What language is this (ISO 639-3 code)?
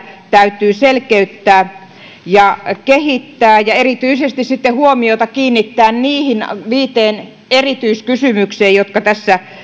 fin